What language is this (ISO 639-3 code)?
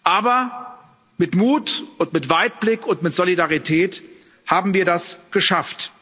deu